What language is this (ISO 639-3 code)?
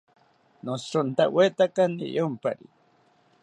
cpy